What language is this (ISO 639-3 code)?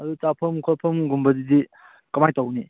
mni